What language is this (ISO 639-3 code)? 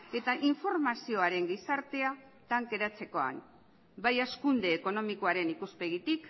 eus